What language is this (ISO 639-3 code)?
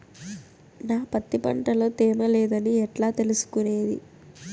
tel